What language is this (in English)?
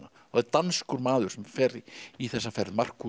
Icelandic